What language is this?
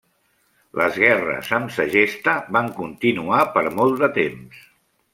Catalan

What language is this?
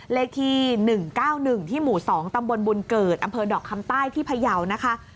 Thai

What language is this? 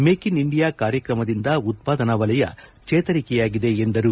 Kannada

